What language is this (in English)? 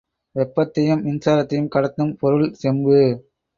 Tamil